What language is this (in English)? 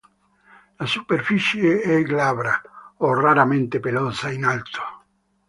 Italian